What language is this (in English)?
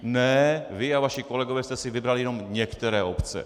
Czech